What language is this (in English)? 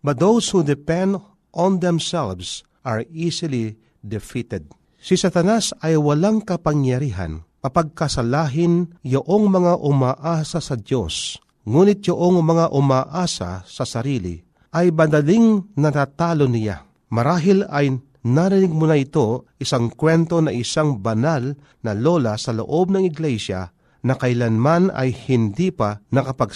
Filipino